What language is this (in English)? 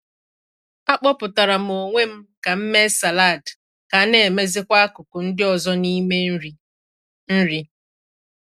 Igbo